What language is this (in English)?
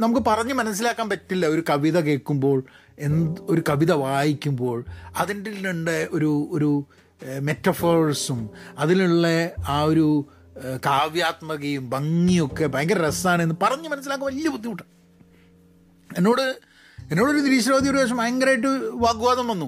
Malayalam